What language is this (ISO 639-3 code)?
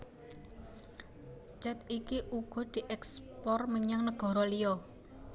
jav